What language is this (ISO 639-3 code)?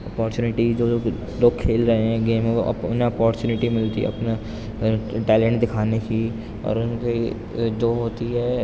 urd